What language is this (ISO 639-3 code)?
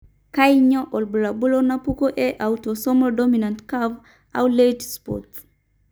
mas